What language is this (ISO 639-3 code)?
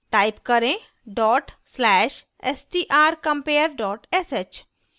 hin